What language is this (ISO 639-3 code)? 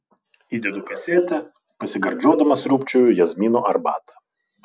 lit